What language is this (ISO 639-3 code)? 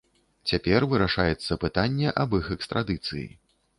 bel